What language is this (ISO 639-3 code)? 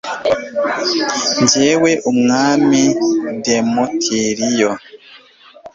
kin